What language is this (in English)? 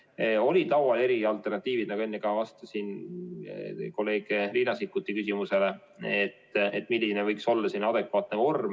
Estonian